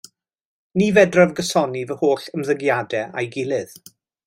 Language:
Welsh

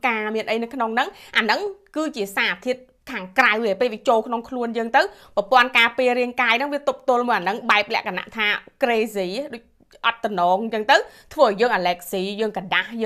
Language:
Thai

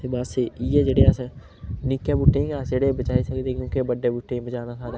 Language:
Dogri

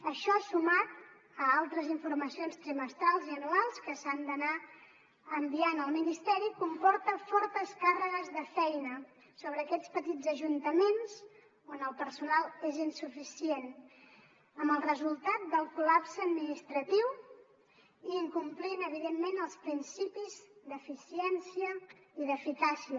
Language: Catalan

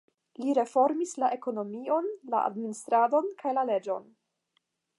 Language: Esperanto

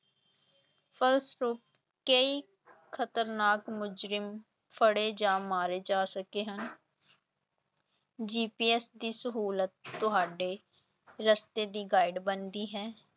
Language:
Punjabi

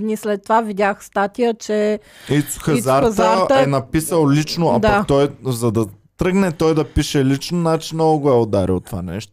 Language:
Bulgarian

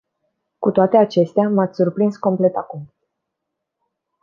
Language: Romanian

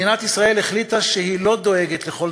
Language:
Hebrew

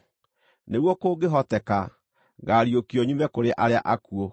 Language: Kikuyu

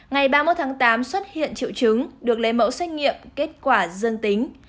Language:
Vietnamese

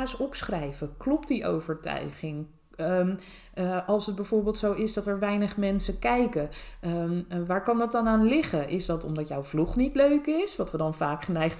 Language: Dutch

